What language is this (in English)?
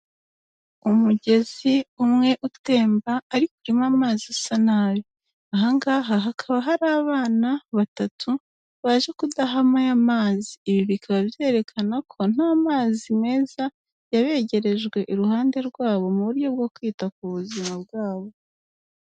Kinyarwanda